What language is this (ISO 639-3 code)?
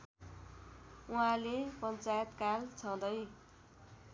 nep